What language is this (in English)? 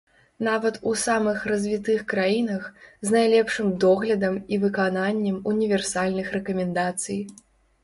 Belarusian